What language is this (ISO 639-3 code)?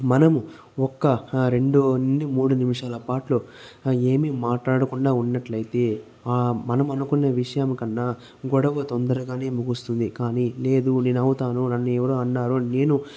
tel